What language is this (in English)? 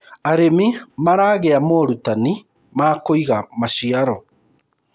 Kikuyu